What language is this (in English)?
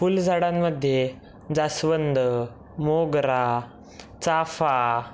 Marathi